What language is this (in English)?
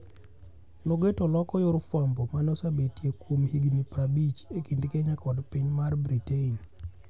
Luo (Kenya and Tanzania)